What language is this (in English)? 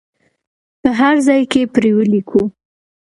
Pashto